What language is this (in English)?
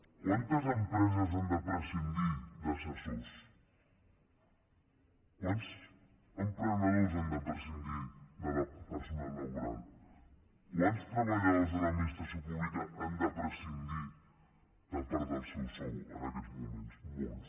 Catalan